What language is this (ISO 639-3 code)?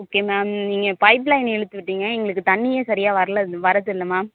tam